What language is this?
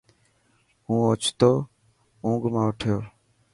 Dhatki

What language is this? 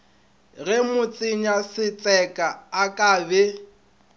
Northern Sotho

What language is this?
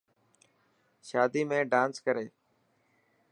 Dhatki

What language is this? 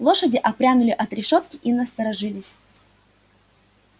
Russian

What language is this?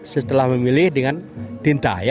Indonesian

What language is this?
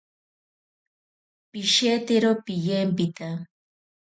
Ashéninka Perené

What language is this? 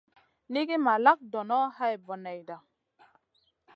Masana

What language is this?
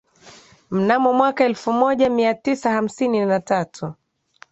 Swahili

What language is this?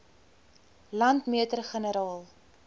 Afrikaans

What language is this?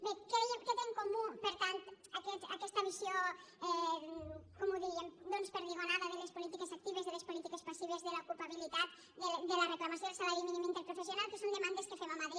Catalan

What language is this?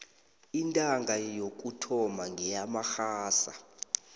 South Ndebele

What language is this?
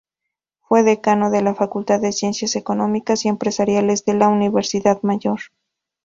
Spanish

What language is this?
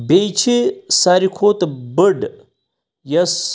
Kashmiri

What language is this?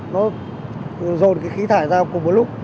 Vietnamese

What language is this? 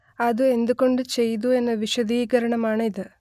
Malayalam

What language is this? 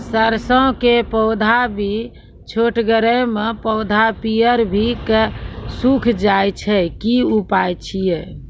Maithili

